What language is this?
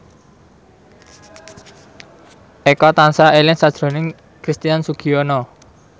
Javanese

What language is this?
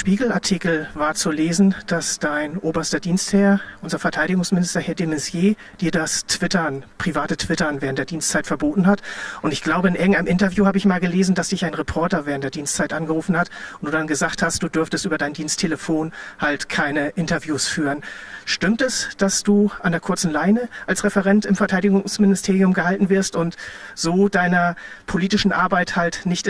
German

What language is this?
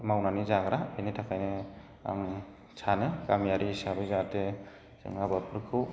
Bodo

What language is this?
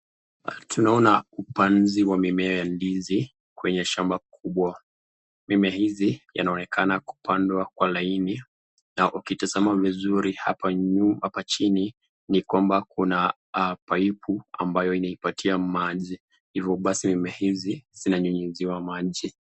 Swahili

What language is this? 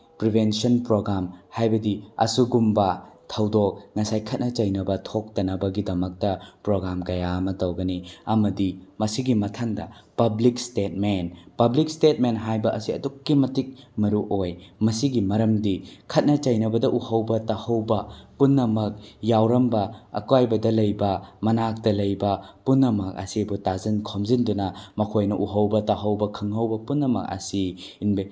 Manipuri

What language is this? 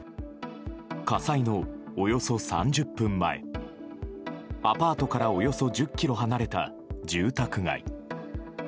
Japanese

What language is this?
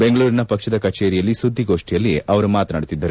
Kannada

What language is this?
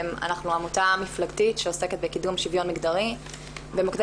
Hebrew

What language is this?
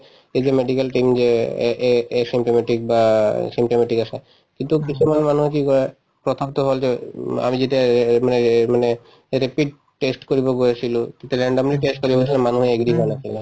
Assamese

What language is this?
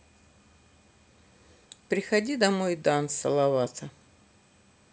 Russian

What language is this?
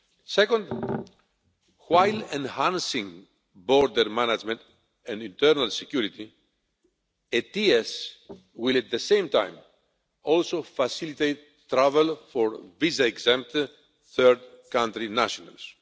English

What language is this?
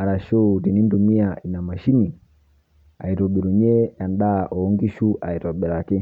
Masai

